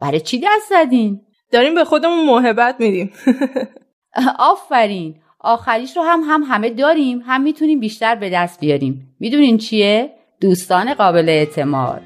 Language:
Persian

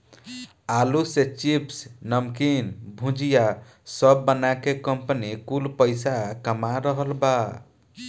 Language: Bhojpuri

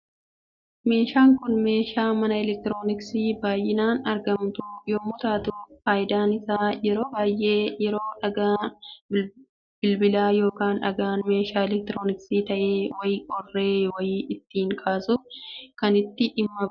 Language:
Oromo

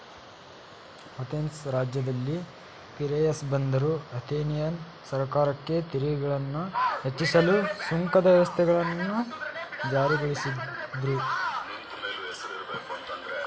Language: Kannada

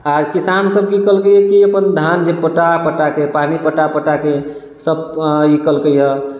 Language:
Maithili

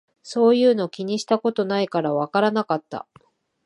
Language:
Japanese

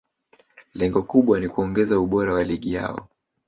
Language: Swahili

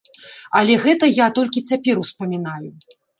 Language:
Belarusian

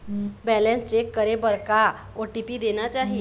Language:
Chhattisgarhi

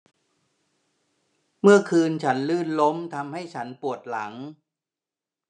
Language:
Thai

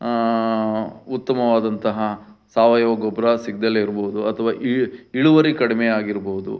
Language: Kannada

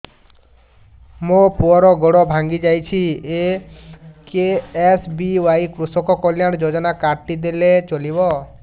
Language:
Odia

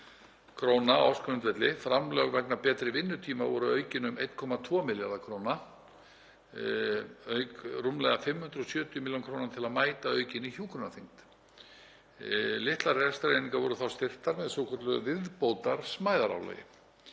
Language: Icelandic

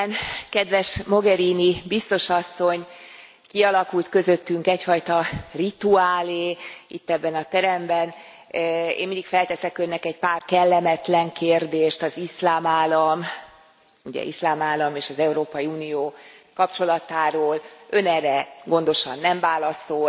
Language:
Hungarian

